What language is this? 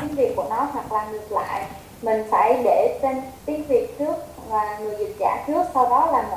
Vietnamese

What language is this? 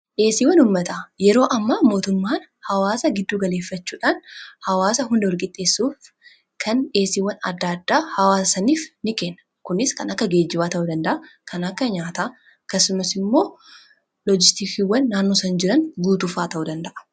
Oromo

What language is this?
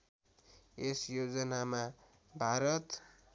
Nepali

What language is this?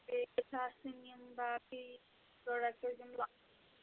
Kashmiri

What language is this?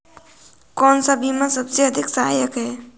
Hindi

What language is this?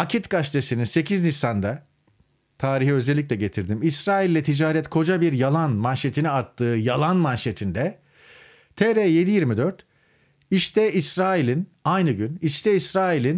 Turkish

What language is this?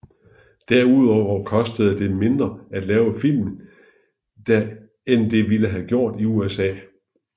Danish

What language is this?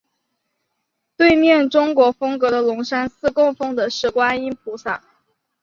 Chinese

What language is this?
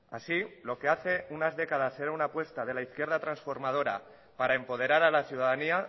Spanish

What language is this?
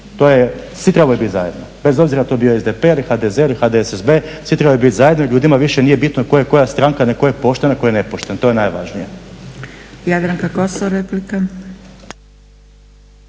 Croatian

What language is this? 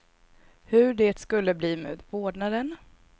Swedish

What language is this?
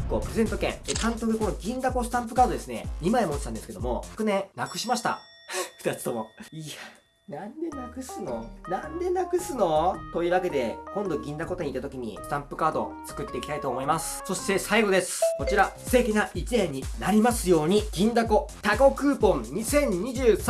Japanese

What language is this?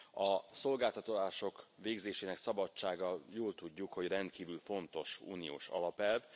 Hungarian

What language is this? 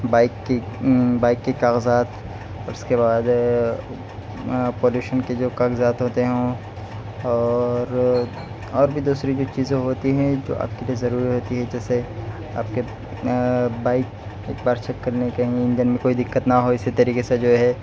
Urdu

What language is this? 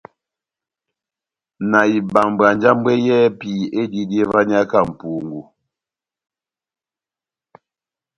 Batanga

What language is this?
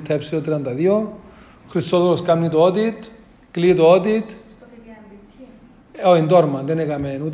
Greek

